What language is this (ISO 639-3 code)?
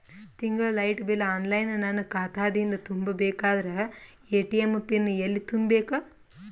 kan